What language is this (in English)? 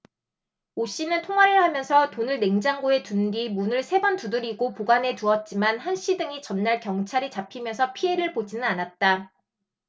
Korean